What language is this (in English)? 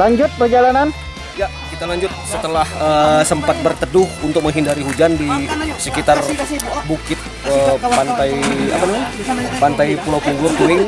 Indonesian